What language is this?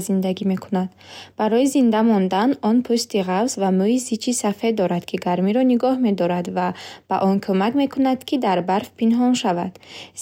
Bukharic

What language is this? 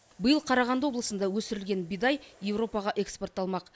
Kazakh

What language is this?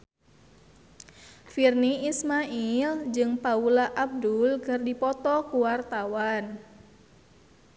Sundanese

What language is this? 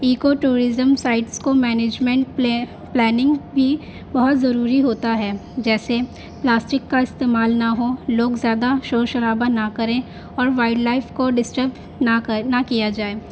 Urdu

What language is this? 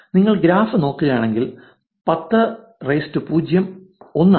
Malayalam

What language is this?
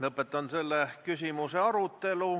Estonian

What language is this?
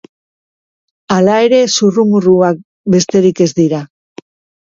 Basque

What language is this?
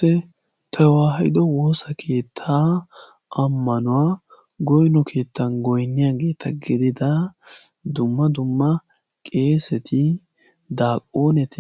Wolaytta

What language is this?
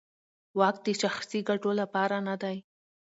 Pashto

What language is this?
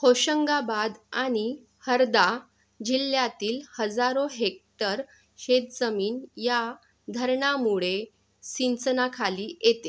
Marathi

